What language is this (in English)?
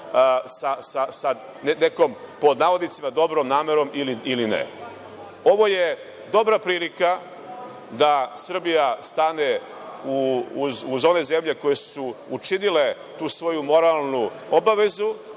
Serbian